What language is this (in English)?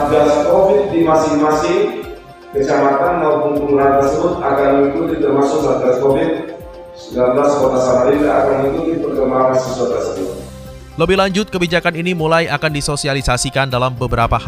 Indonesian